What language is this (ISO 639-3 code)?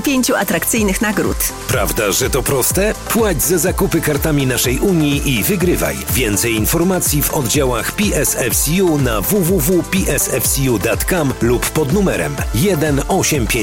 pol